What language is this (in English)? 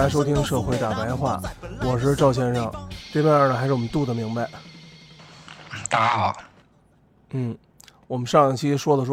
Chinese